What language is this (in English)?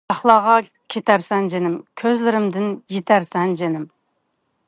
Uyghur